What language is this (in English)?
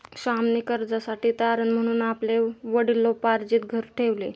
Marathi